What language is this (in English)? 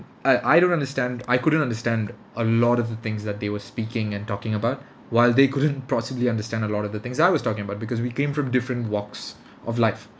English